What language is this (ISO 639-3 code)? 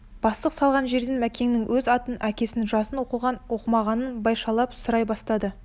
kaz